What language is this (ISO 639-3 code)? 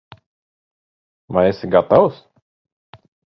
lav